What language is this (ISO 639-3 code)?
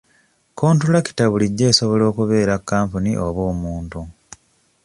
lug